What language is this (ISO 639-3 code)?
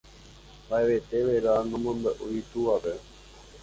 grn